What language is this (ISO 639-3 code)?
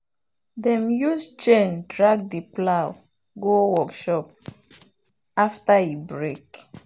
pcm